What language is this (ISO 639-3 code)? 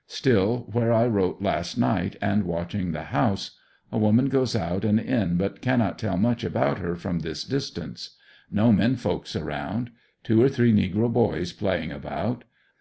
eng